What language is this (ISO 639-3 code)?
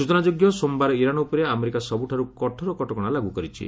ori